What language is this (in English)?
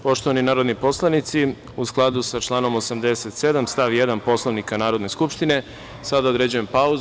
Serbian